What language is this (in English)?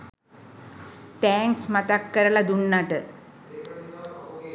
Sinhala